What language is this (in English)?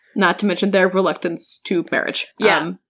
English